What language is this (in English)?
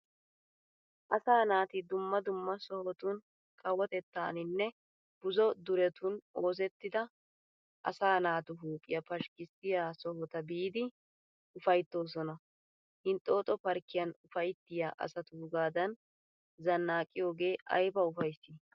Wolaytta